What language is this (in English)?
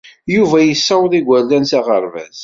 Kabyle